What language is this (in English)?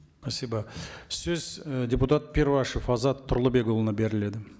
Kazakh